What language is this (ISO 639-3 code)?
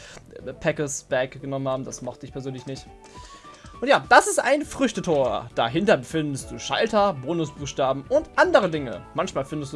deu